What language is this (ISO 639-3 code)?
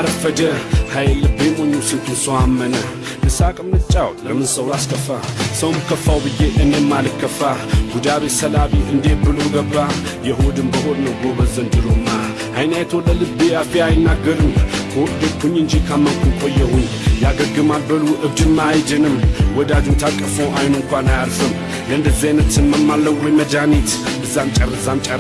eng